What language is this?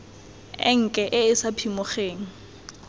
Tswana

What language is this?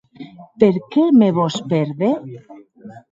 Occitan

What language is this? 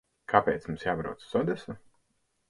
Latvian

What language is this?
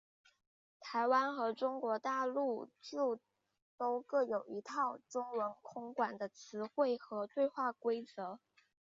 Chinese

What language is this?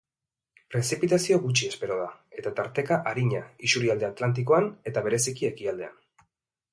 Basque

